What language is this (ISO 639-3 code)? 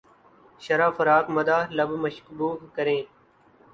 urd